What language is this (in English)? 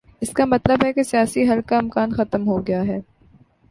Urdu